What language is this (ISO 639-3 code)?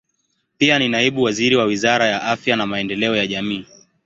swa